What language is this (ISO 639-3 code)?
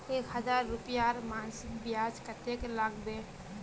mag